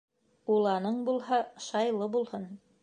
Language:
Bashkir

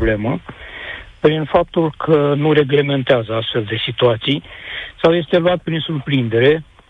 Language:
Romanian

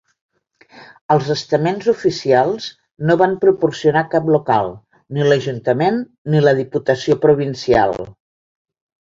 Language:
Catalan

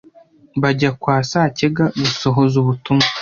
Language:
Kinyarwanda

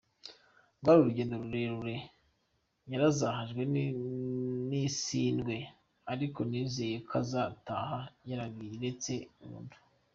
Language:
Kinyarwanda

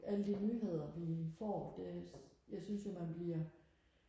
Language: Danish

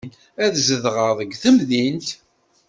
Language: Kabyle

